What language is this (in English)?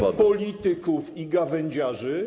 Polish